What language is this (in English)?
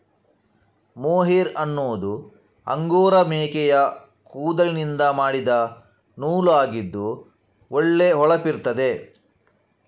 Kannada